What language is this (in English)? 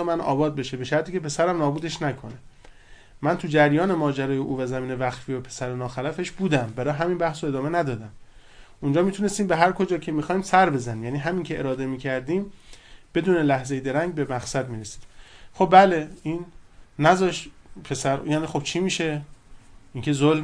Persian